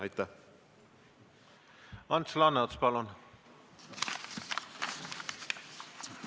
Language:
Estonian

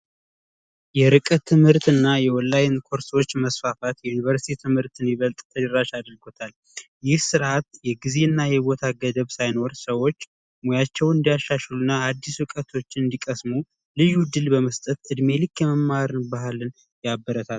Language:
Amharic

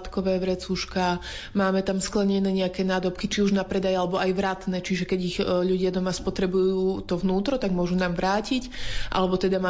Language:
Slovak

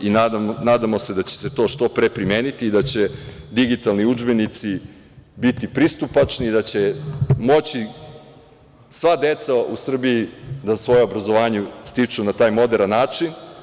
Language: Serbian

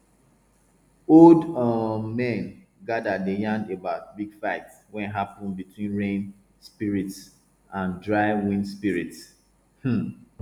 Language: Nigerian Pidgin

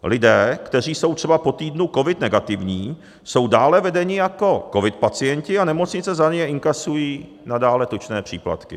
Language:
Czech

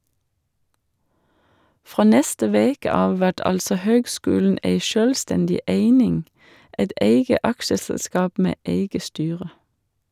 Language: Norwegian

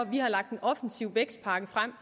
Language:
Danish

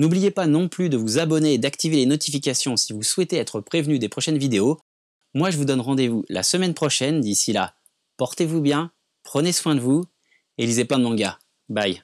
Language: French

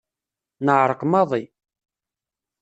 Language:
Kabyle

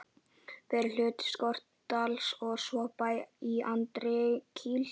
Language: Icelandic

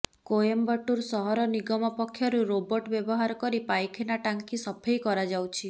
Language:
Odia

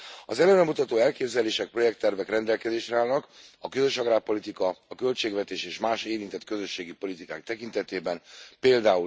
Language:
Hungarian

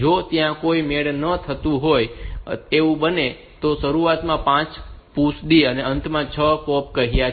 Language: Gujarati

